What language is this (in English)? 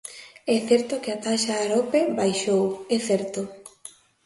Galician